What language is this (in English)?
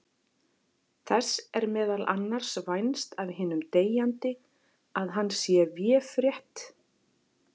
Icelandic